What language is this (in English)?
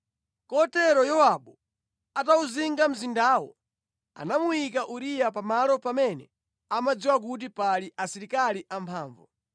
Nyanja